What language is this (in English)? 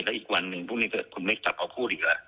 Thai